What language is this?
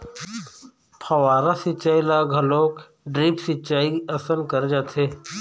Chhattisgarhi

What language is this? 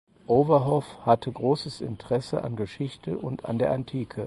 German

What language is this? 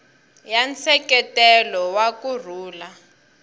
Tsonga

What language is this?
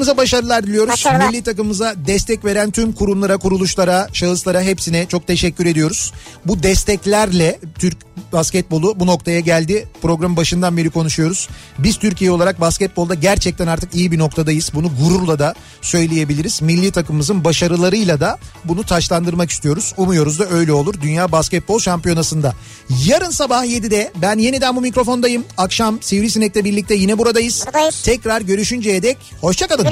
Turkish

